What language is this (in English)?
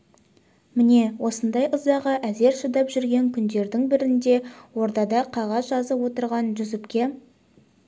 Kazakh